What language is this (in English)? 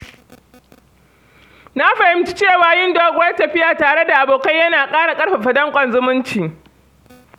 Hausa